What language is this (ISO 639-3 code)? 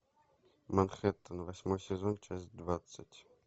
rus